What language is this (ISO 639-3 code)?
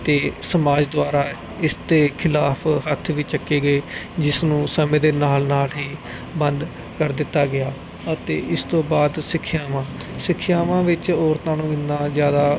pan